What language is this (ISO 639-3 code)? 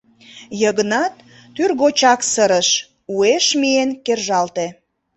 chm